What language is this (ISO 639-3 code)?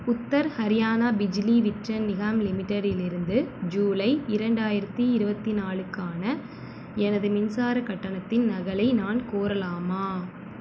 tam